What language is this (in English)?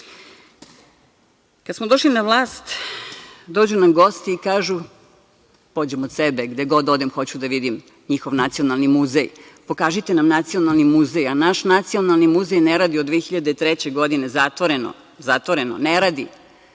Serbian